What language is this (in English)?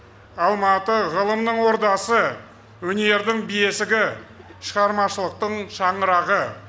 Kazakh